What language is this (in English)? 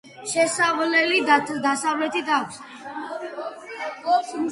Georgian